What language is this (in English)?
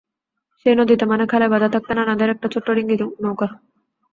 Bangla